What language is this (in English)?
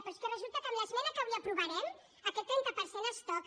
Catalan